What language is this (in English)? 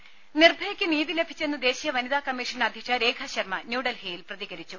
Malayalam